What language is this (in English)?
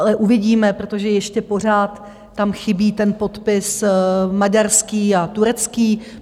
Czech